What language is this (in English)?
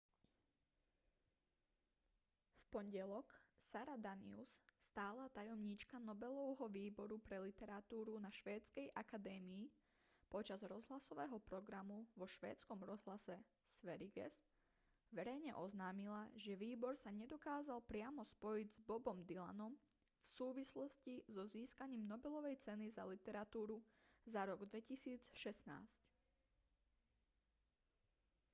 Slovak